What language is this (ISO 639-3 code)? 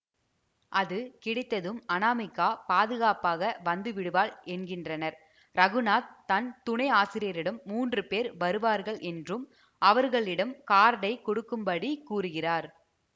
tam